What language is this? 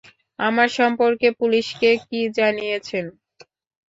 Bangla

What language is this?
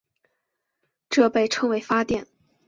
Chinese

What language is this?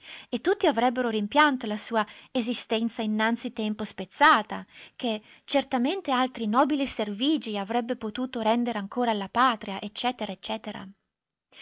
Italian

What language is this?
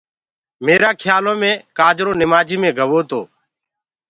Gurgula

